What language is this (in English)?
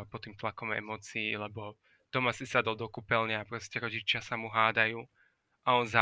Slovak